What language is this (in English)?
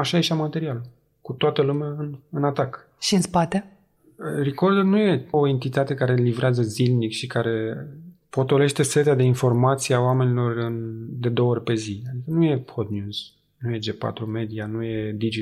Romanian